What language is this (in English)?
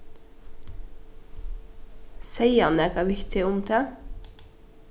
Faroese